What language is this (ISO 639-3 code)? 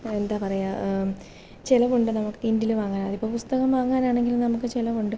mal